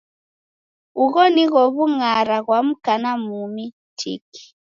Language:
Taita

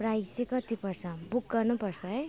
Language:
Nepali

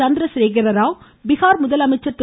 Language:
Tamil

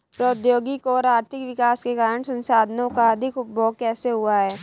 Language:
Hindi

